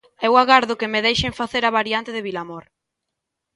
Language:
Galician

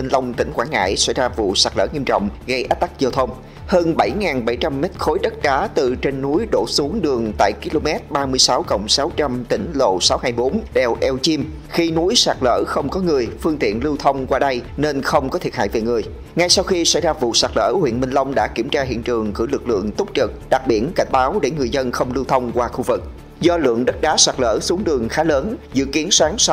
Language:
Vietnamese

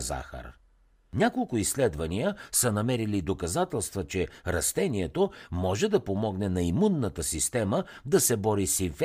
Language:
Bulgarian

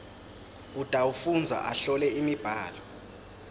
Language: Swati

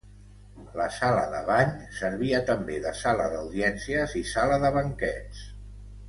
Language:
Catalan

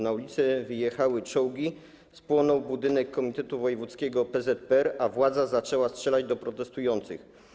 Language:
Polish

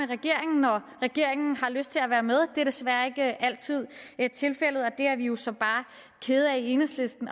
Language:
Danish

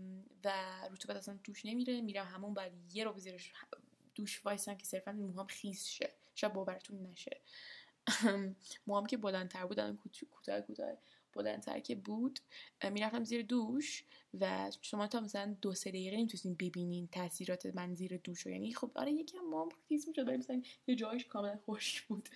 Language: Persian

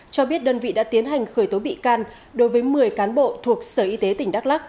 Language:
Vietnamese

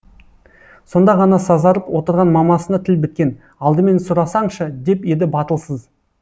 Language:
Kazakh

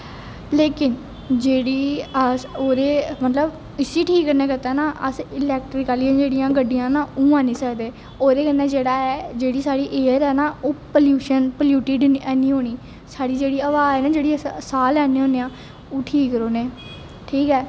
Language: Dogri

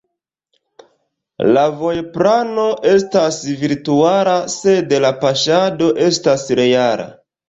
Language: Esperanto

